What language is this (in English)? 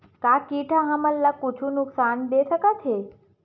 Chhattisgarhi